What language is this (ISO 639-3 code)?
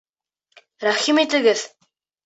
bak